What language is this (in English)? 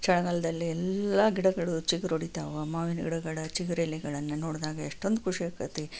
Kannada